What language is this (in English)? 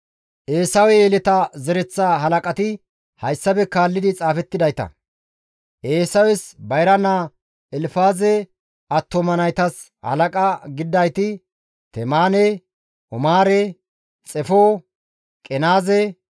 Gamo